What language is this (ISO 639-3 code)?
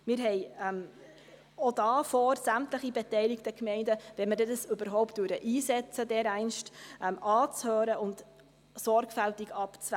gsw